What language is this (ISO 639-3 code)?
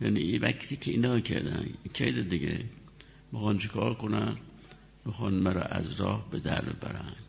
fas